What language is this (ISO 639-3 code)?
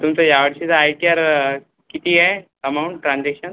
mar